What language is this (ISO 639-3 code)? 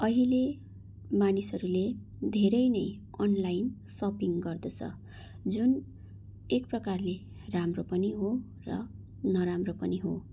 nep